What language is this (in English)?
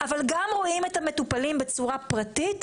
Hebrew